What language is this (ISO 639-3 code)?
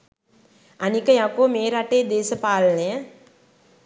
sin